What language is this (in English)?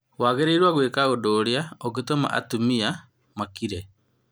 Kikuyu